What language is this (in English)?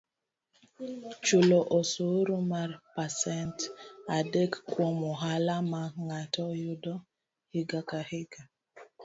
Luo (Kenya and Tanzania)